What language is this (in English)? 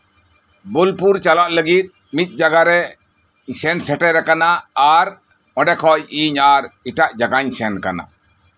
Santali